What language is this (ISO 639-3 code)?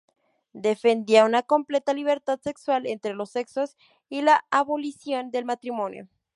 spa